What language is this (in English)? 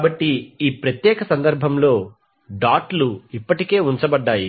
Telugu